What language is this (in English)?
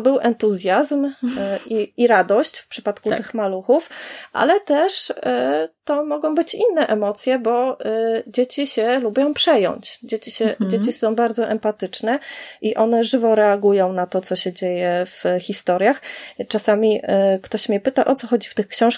Polish